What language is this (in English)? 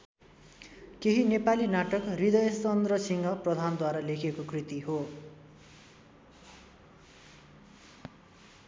Nepali